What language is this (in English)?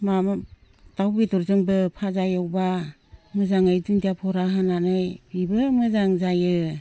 Bodo